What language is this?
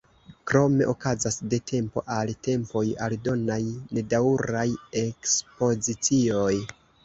Esperanto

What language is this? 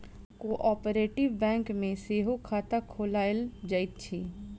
Maithili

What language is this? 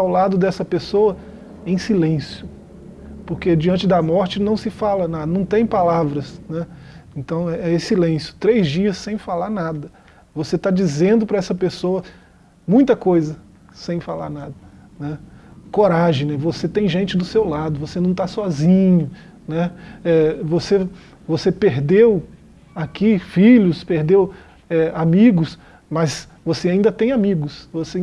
Portuguese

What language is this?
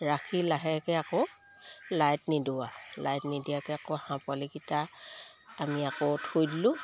Assamese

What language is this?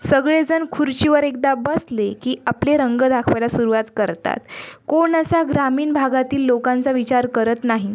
Marathi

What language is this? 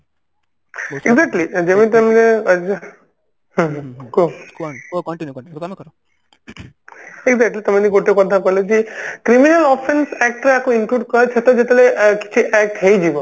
Odia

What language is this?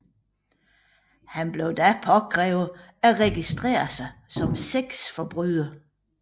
Danish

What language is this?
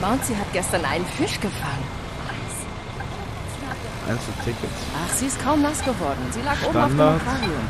German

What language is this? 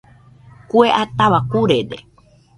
Nüpode Huitoto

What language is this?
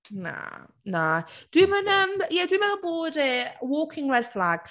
Welsh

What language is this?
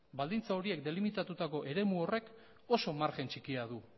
Basque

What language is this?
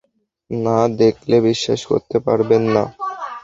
Bangla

